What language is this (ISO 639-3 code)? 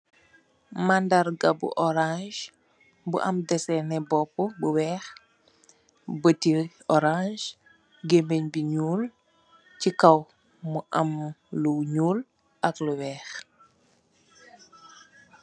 wol